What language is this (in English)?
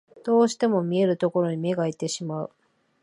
Japanese